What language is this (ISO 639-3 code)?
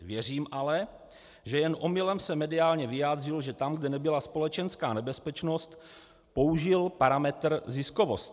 ces